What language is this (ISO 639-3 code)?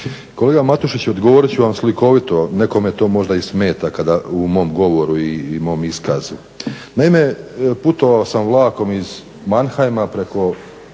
hrv